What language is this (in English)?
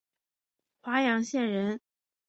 Chinese